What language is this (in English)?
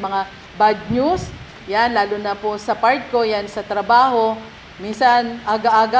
Filipino